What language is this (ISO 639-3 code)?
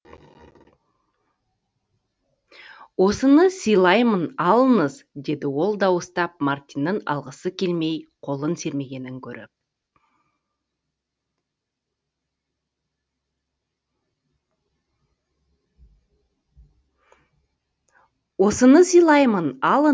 kaz